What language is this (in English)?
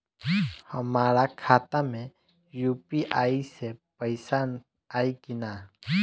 Bhojpuri